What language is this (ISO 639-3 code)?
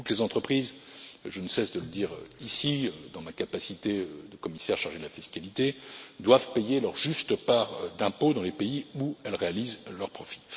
fra